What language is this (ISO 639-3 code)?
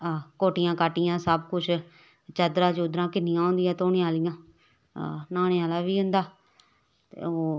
doi